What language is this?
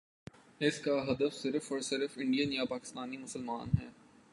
Urdu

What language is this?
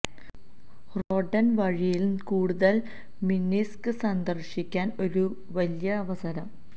Malayalam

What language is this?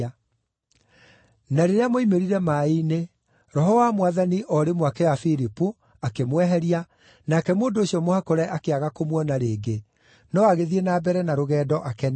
Kikuyu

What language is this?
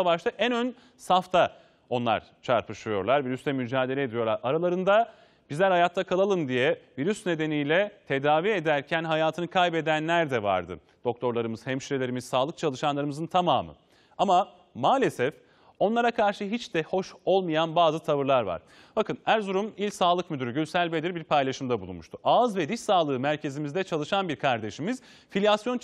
Turkish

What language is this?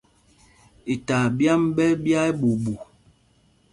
Mpumpong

